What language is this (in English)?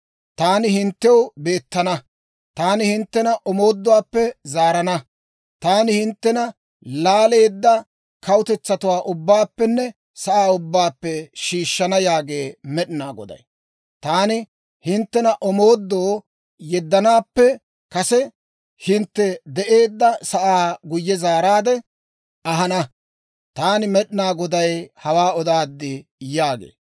Dawro